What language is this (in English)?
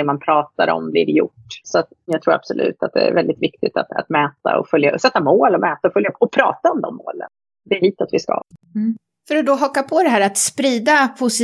Swedish